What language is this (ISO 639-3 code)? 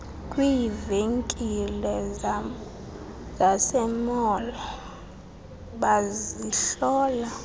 xho